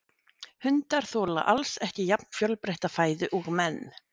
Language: Icelandic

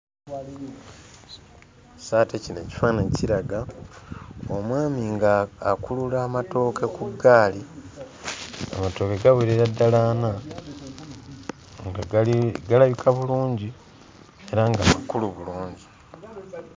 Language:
Ganda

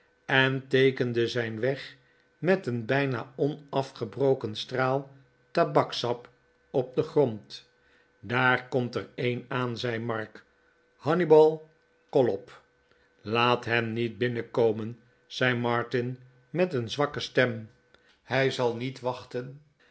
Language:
Dutch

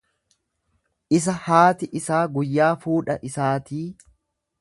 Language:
Oromo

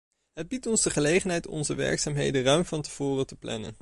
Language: Dutch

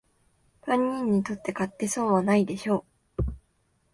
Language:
Japanese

